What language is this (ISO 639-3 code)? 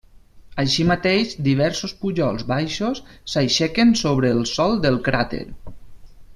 cat